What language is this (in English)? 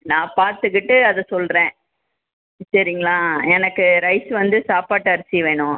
Tamil